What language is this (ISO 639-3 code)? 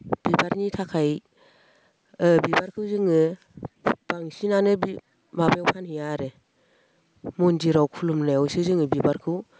brx